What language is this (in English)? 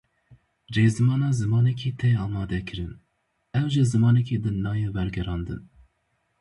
Kurdish